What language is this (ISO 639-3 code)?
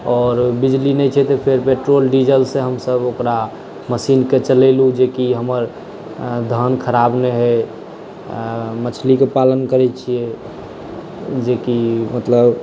mai